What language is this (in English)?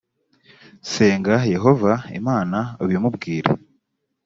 Kinyarwanda